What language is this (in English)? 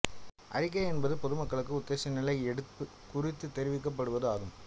Tamil